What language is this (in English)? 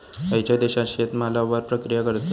Marathi